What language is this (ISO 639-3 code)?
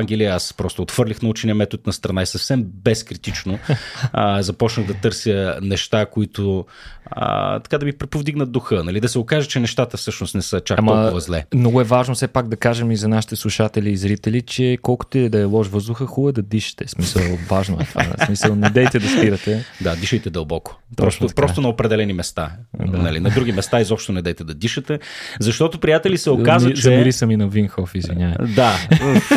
bul